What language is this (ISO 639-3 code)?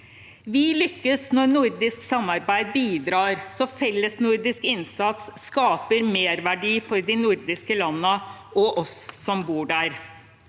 nor